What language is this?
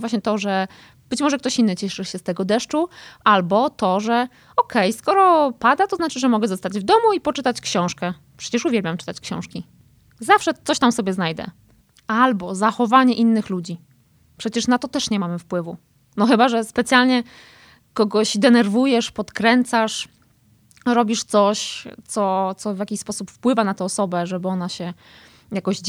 Polish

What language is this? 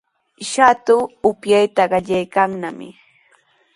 Sihuas Ancash Quechua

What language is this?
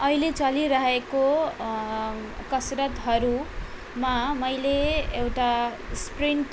Nepali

